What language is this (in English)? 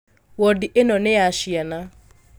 Kikuyu